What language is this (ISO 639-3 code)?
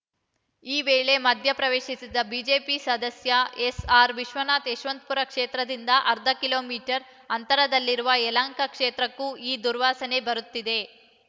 kan